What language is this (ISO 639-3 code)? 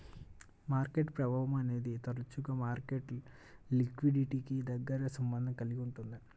tel